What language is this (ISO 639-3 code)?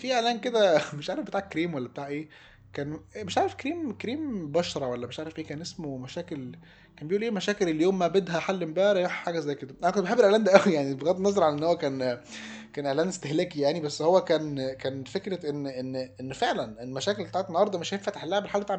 ara